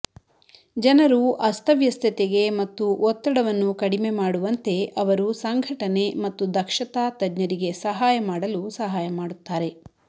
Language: Kannada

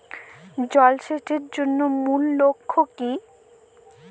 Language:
Bangla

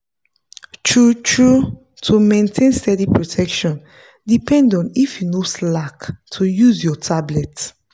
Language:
Nigerian Pidgin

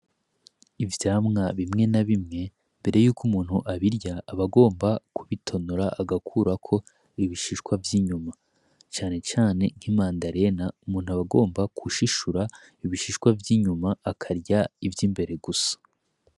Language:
Rundi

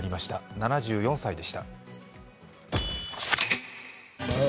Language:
Japanese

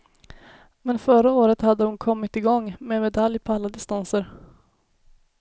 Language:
Swedish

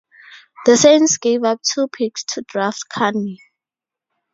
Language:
English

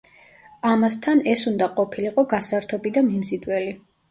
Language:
Georgian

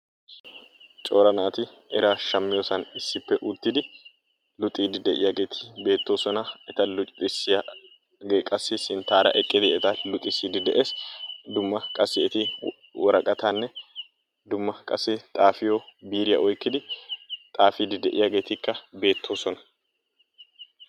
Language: Wolaytta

